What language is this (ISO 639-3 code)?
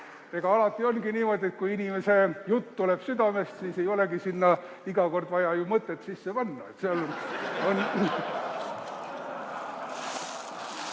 est